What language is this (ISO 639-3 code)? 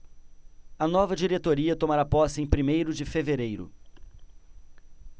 por